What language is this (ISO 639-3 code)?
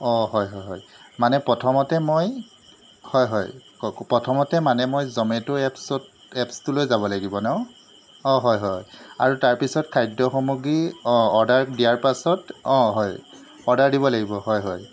asm